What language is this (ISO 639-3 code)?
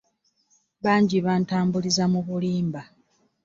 lug